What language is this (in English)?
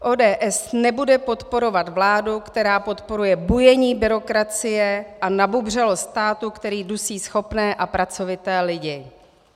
Czech